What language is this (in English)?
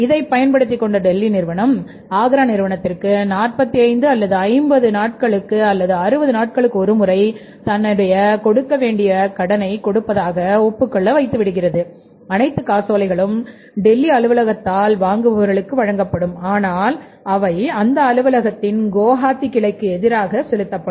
Tamil